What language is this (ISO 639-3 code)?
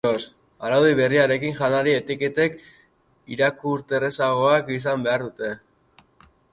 eus